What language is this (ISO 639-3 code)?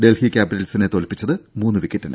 mal